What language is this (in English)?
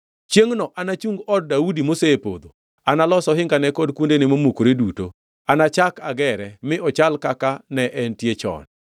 Luo (Kenya and Tanzania)